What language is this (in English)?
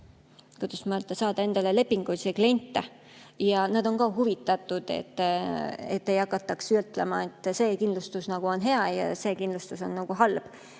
Estonian